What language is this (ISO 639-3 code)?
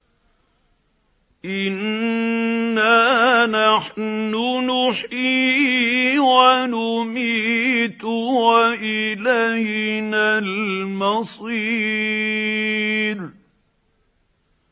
ara